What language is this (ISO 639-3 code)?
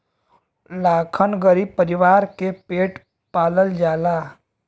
bho